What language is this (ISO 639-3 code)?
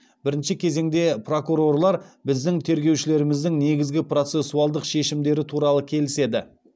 kaz